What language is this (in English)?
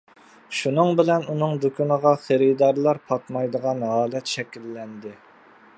Uyghur